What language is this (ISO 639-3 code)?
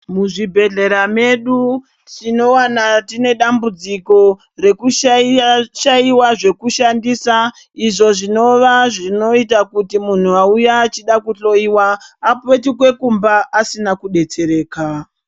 ndc